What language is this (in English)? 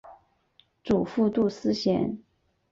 Chinese